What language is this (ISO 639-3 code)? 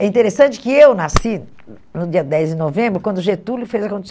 por